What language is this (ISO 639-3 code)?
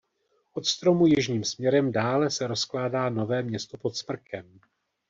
ces